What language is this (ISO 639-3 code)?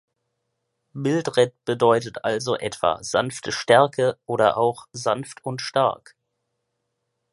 deu